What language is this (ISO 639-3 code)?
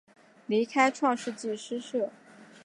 zho